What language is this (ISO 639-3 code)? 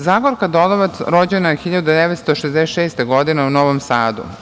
srp